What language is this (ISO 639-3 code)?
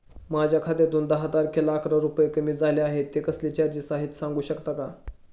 mar